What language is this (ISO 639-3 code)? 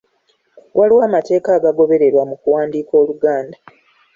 lug